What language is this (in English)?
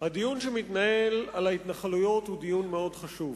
Hebrew